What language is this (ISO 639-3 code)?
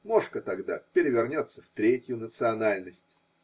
rus